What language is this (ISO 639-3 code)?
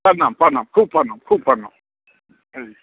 mai